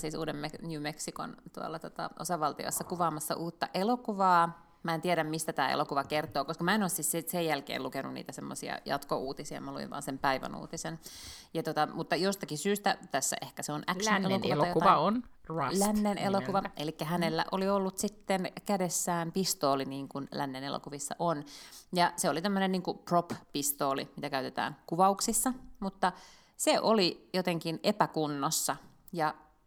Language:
Finnish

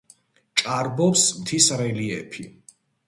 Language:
Georgian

